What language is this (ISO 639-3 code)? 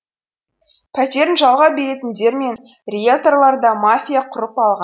kaz